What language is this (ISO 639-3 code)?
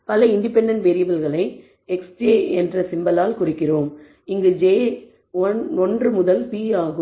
tam